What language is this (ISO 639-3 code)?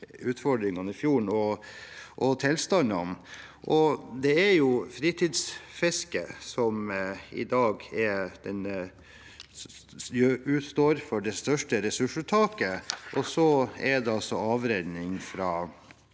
nor